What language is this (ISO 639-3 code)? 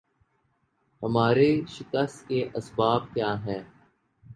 urd